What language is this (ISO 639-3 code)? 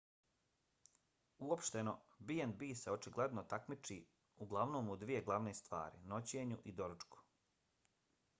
bos